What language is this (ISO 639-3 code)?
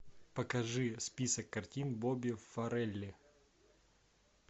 rus